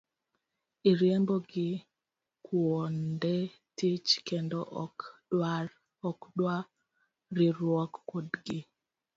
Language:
Luo (Kenya and Tanzania)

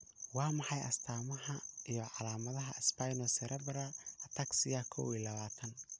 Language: Somali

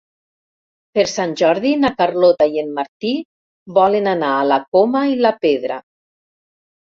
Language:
Catalan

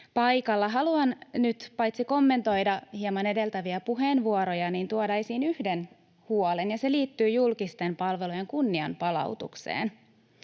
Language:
Finnish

